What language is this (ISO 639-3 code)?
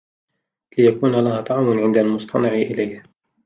ara